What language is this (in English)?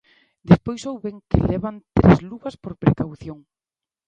Galician